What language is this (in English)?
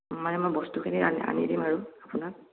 Assamese